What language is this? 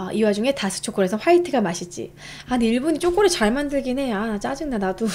Korean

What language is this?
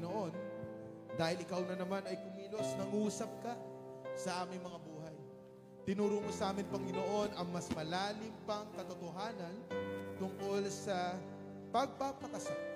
Filipino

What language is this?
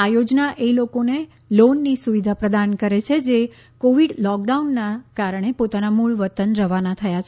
Gujarati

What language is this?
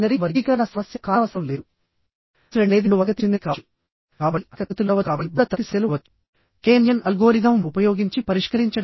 Telugu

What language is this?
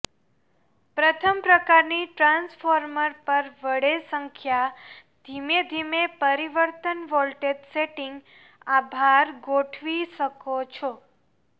Gujarati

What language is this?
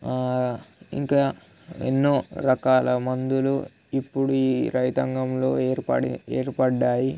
Telugu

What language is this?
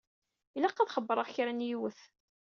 Kabyle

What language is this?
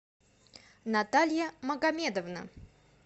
Russian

